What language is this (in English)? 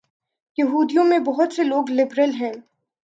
Urdu